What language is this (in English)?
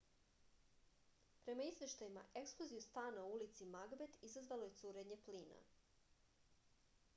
Serbian